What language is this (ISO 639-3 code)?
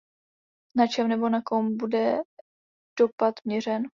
ces